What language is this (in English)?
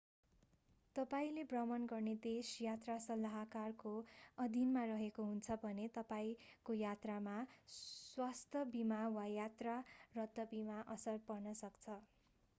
Nepali